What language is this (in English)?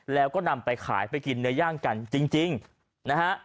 Thai